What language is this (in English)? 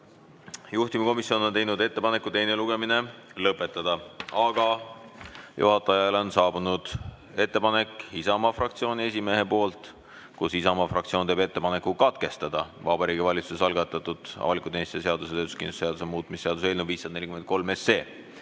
Estonian